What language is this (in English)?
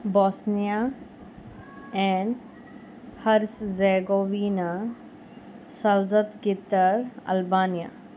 Konkani